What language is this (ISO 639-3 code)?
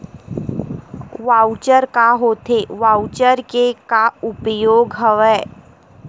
hne